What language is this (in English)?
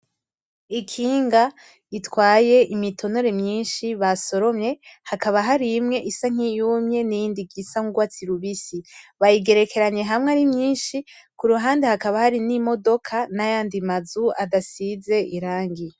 Rundi